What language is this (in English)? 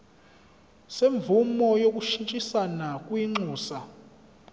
Zulu